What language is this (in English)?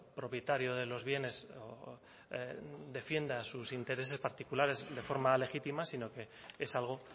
Spanish